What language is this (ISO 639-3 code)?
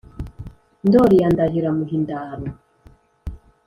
kin